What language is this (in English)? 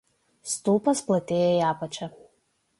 Lithuanian